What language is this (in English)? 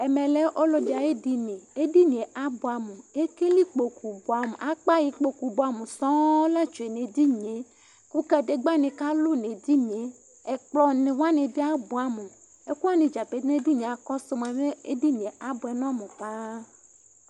Ikposo